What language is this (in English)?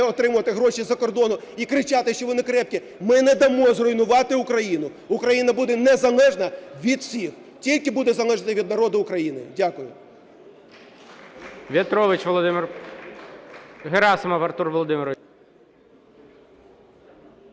Ukrainian